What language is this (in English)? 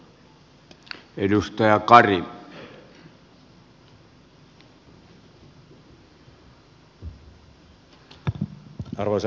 Finnish